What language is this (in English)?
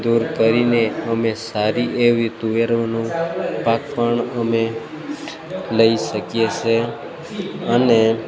Gujarati